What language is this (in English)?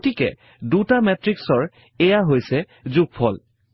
Assamese